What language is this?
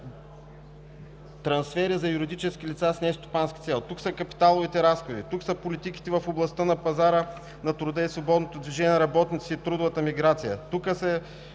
Bulgarian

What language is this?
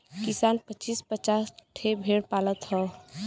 Bhojpuri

